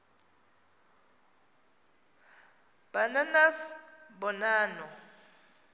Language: Xhosa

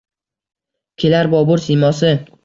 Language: Uzbek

